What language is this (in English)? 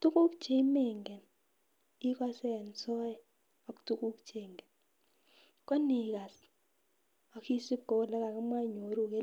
Kalenjin